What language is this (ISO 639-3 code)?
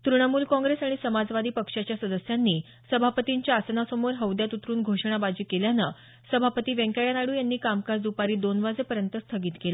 mar